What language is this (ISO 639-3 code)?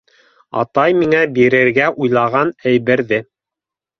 bak